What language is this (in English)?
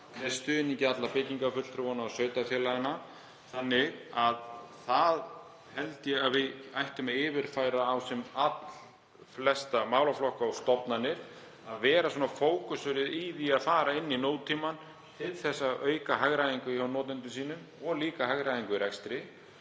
Icelandic